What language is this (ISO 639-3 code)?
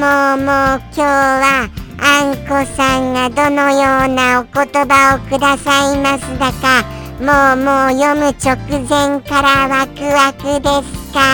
jpn